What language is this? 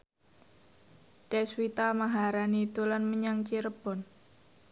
Javanese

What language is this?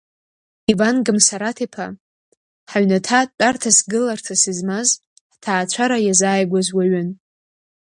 Abkhazian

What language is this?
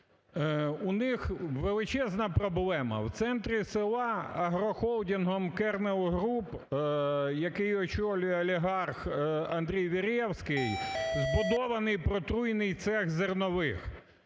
Ukrainian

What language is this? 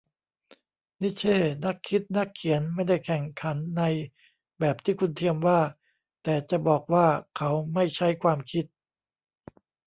Thai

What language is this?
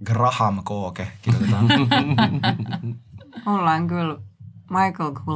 Finnish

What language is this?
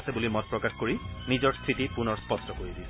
Assamese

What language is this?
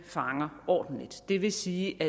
Danish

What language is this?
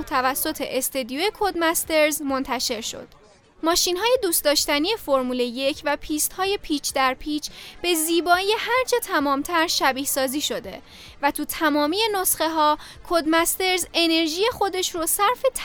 Persian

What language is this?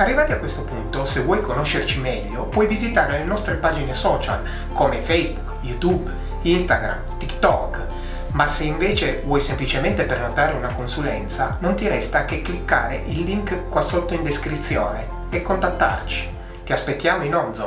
Italian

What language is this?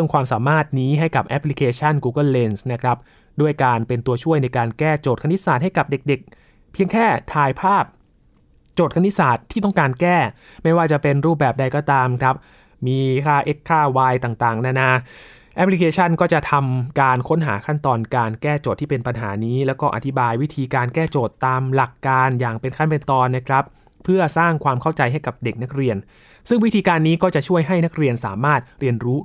Thai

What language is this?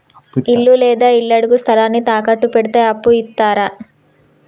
Telugu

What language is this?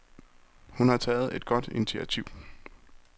Danish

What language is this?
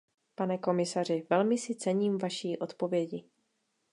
Czech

